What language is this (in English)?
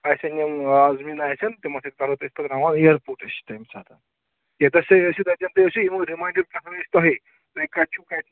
Kashmiri